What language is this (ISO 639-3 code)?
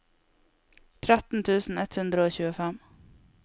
nor